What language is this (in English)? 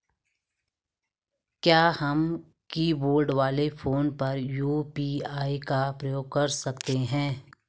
Hindi